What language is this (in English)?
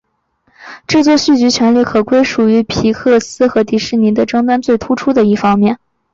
Chinese